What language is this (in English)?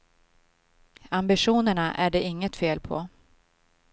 Swedish